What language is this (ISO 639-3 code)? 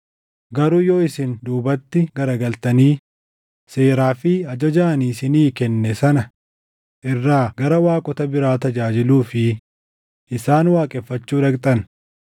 orm